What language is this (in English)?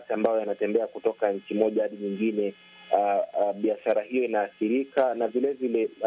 Swahili